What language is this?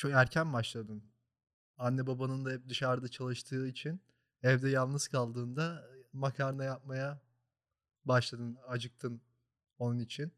Turkish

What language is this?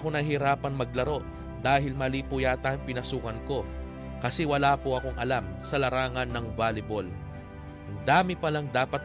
Filipino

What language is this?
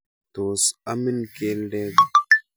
Kalenjin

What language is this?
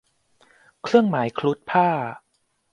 Thai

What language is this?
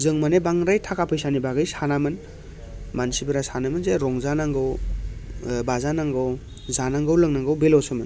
Bodo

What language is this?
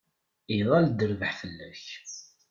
Kabyle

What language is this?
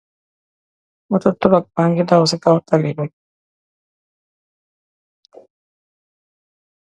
Wolof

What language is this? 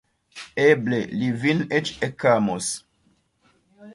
Esperanto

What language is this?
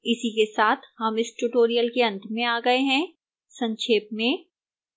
Hindi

